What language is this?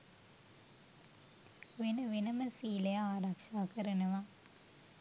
Sinhala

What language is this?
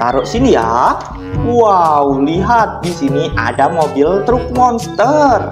Indonesian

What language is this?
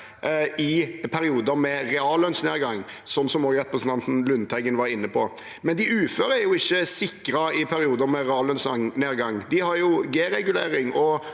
Norwegian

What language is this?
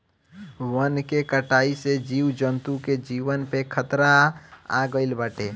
Bhojpuri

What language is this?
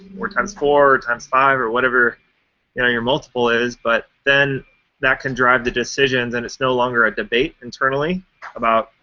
English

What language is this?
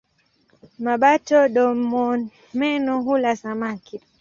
Swahili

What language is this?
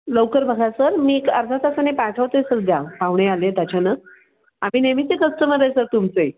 Marathi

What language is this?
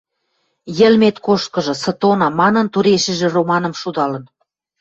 Western Mari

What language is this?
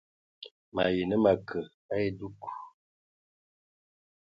Ewondo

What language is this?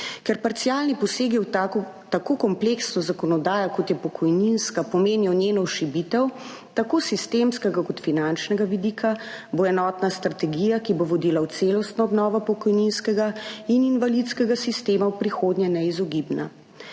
Slovenian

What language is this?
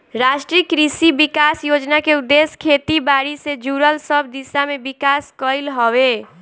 Bhojpuri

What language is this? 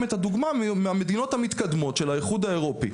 Hebrew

